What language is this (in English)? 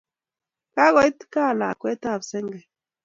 Kalenjin